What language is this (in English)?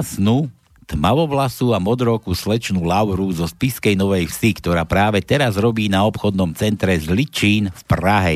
Slovak